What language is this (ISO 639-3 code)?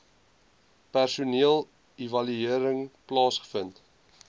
afr